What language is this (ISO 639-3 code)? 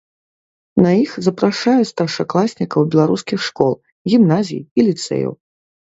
bel